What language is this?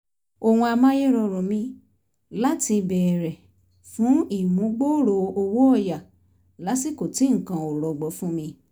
Yoruba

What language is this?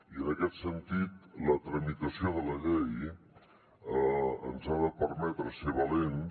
Catalan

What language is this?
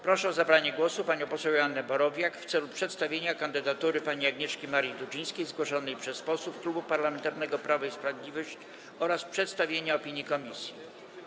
Polish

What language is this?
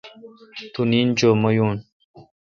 Kalkoti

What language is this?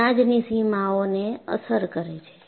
Gujarati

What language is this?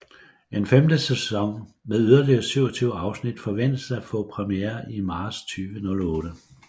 Danish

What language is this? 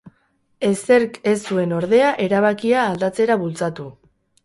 Basque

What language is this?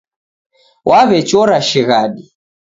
Taita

